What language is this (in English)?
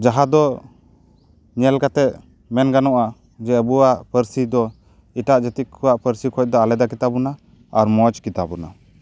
Santali